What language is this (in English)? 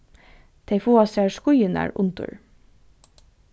Faroese